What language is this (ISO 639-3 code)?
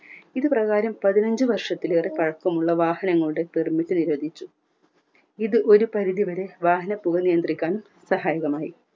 mal